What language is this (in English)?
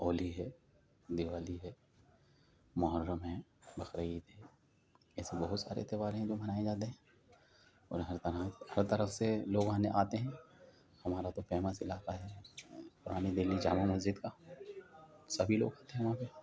Urdu